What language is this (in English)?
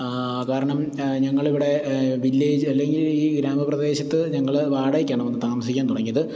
Malayalam